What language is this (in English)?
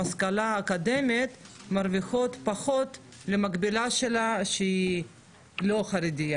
Hebrew